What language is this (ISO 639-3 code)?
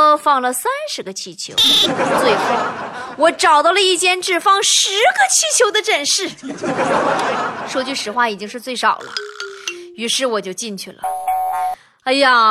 zho